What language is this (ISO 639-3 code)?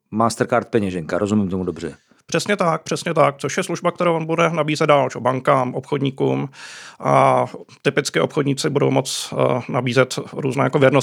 ces